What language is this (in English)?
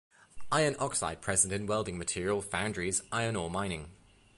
English